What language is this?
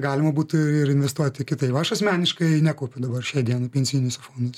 Lithuanian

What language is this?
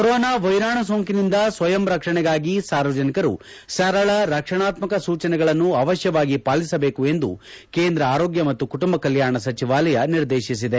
Kannada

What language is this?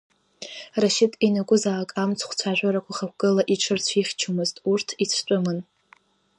Abkhazian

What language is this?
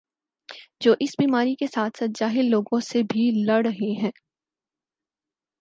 Urdu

